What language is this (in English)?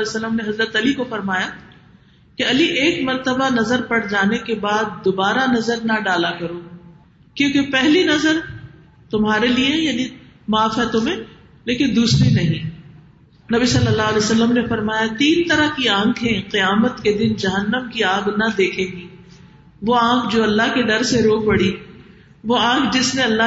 Urdu